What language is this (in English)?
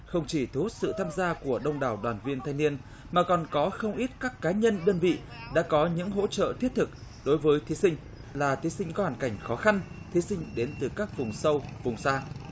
Vietnamese